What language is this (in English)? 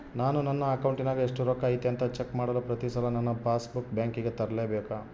Kannada